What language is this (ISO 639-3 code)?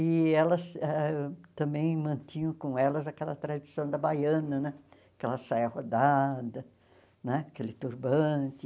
por